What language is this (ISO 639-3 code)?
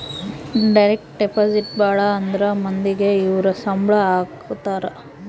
kan